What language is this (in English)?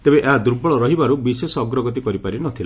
Odia